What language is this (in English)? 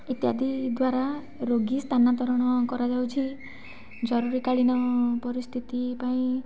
Odia